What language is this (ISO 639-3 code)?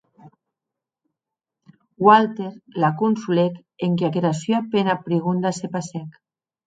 oci